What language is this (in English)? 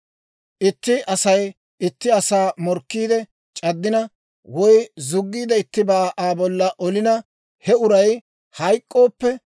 Dawro